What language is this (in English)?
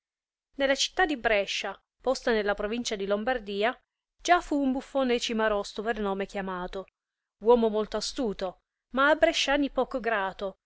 Italian